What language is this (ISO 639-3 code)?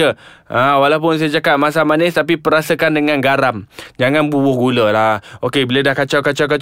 msa